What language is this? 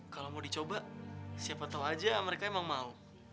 Indonesian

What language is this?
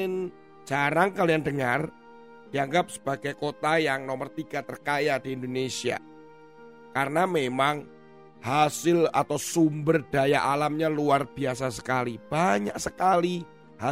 Indonesian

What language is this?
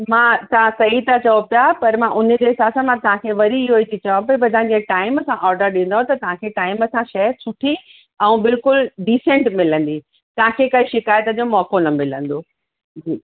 Sindhi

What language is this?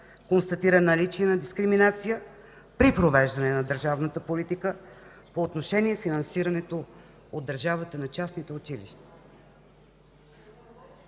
Bulgarian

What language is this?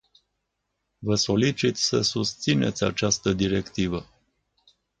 Romanian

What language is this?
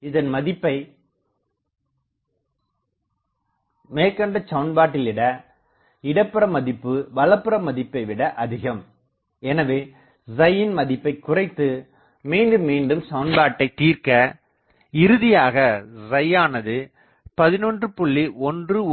Tamil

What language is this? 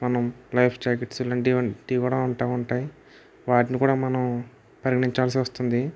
Telugu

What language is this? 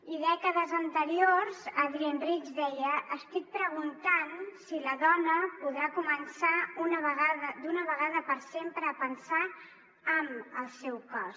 Catalan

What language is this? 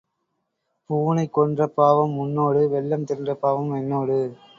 Tamil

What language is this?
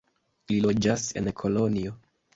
Esperanto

